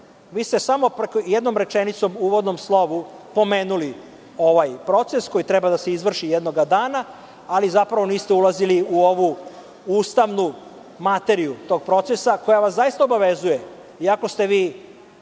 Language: Serbian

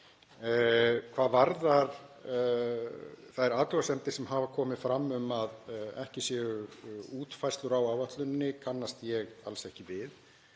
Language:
Icelandic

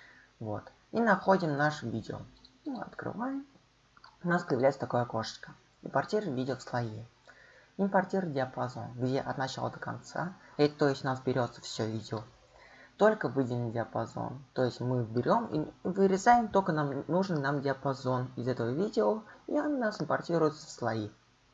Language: Russian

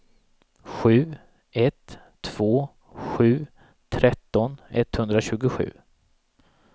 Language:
Swedish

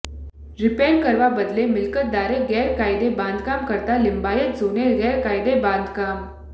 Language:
Gujarati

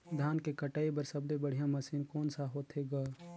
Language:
Chhattisgarhi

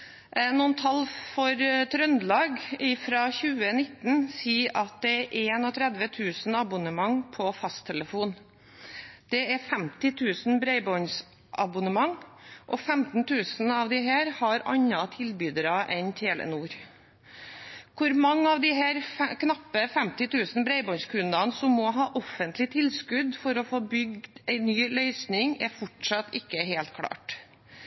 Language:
Norwegian Bokmål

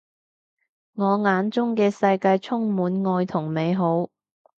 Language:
Cantonese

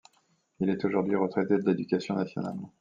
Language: French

